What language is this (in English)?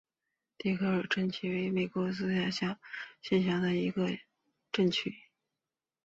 Chinese